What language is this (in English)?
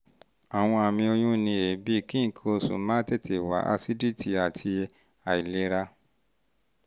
Yoruba